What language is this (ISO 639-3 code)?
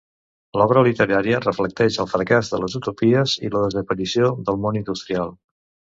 cat